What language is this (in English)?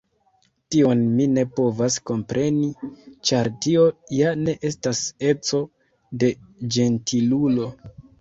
Esperanto